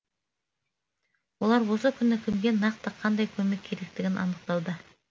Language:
Kazakh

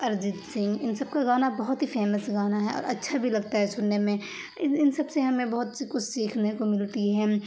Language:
Urdu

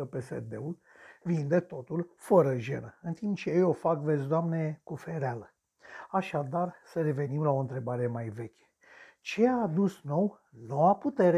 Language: Romanian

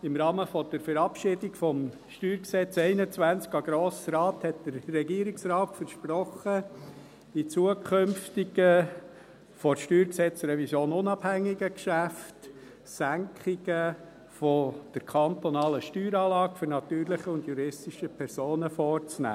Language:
Swiss German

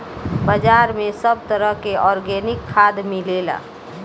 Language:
Bhojpuri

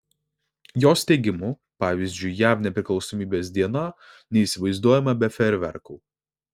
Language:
Lithuanian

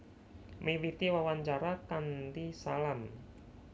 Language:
Javanese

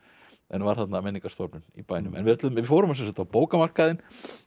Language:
Icelandic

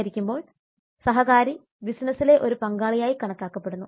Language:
Malayalam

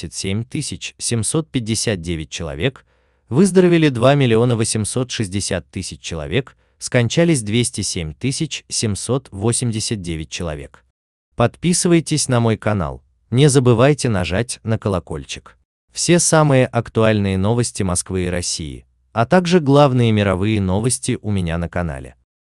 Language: Russian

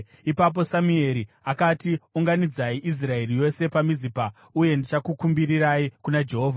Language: Shona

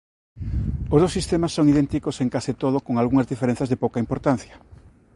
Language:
Galician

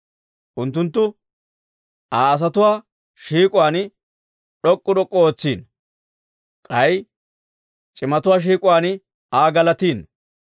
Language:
Dawro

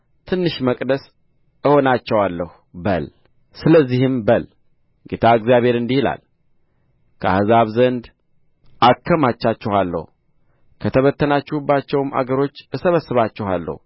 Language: Amharic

